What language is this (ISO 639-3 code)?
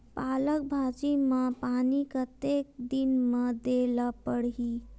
hne